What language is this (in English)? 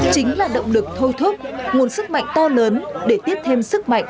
Vietnamese